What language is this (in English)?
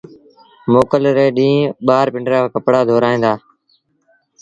Sindhi Bhil